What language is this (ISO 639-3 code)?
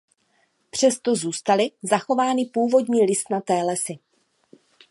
ces